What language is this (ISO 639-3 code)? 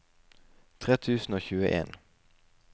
nor